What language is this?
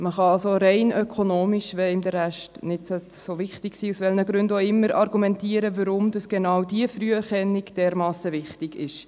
Swiss German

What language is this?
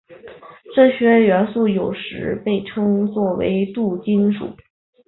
Chinese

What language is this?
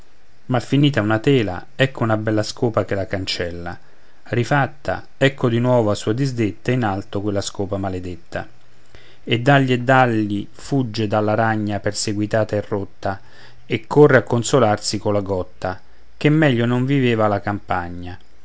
Italian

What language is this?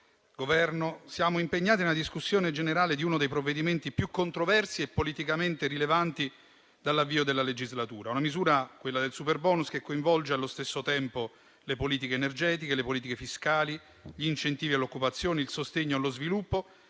Italian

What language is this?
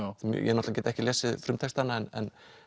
Icelandic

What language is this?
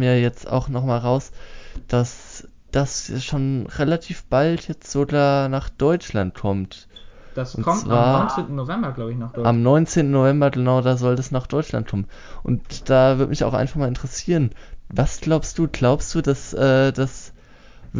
German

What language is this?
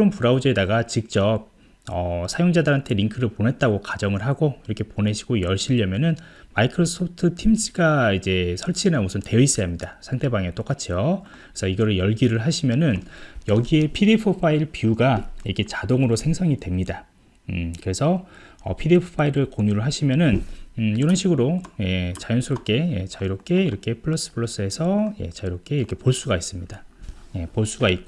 Korean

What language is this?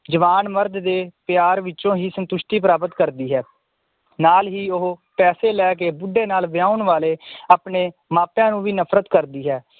Punjabi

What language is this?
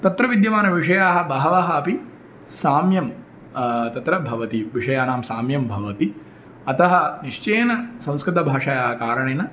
Sanskrit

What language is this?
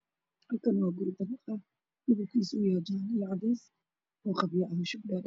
Somali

